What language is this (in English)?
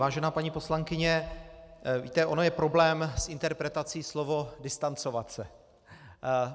Czech